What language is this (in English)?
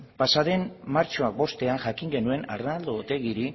Basque